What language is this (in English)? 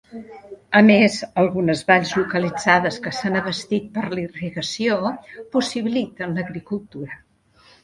Catalan